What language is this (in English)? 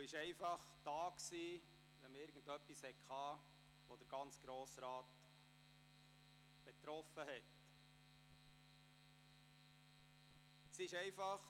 Swiss German